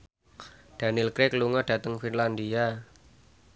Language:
Javanese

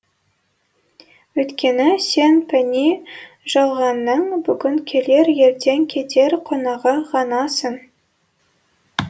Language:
Kazakh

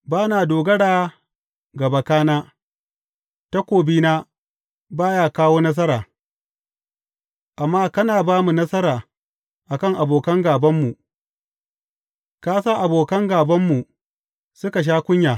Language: Hausa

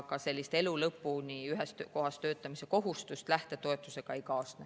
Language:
Estonian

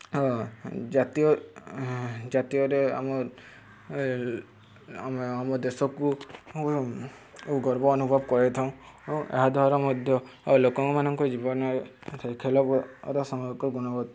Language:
Odia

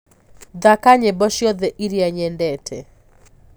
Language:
Kikuyu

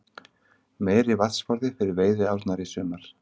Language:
Icelandic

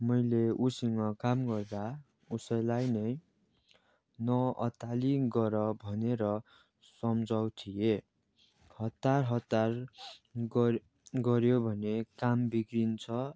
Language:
Nepali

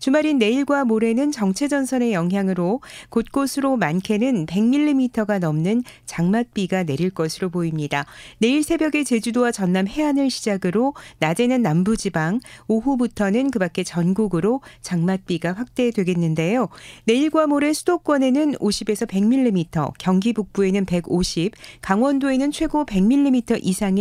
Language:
Korean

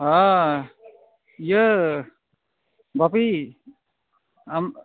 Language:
Santali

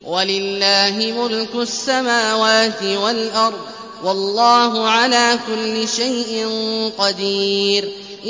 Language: Arabic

